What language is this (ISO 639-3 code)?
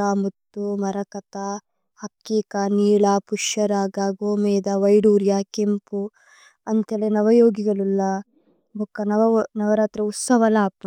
tcy